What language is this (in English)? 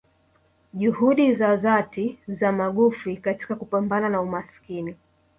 Swahili